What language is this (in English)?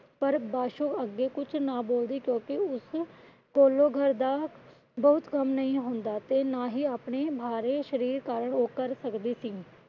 Punjabi